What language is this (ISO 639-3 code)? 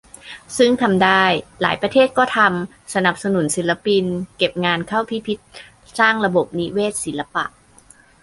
tha